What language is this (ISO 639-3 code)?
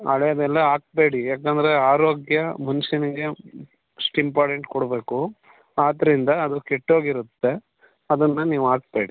kan